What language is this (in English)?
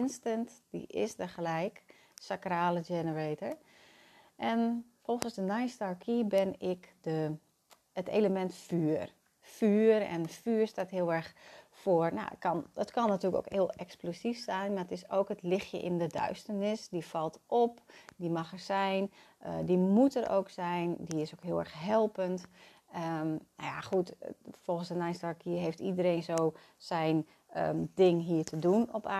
Dutch